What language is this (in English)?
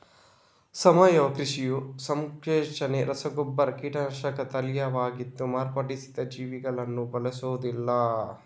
Kannada